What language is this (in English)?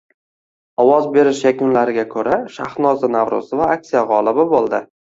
Uzbek